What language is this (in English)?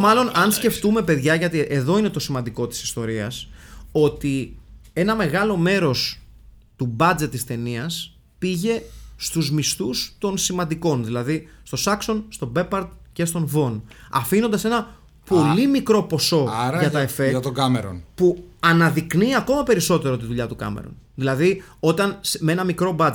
Greek